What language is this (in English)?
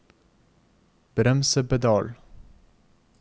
Norwegian